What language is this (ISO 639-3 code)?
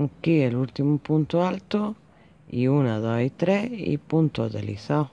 spa